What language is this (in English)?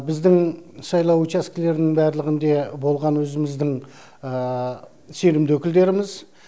Kazakh